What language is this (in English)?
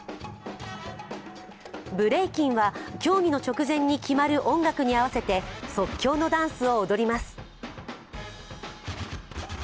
Japanese